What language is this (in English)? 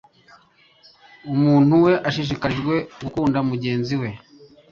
Kinyarwanda